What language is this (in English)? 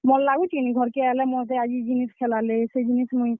Odia